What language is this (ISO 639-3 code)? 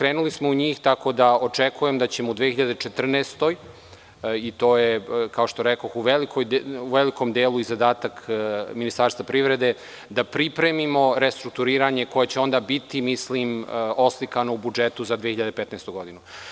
srp